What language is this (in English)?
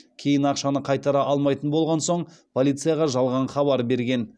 Kazakh